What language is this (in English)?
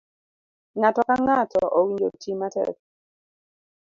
Luo (Kenya and Tanzania)